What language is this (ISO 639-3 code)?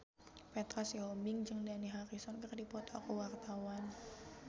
sun